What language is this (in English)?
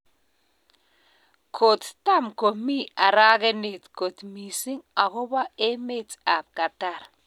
Kalenjin